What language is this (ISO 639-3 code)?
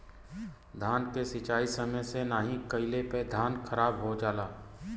bho